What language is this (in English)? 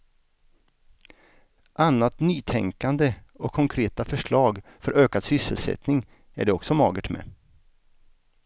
Swedish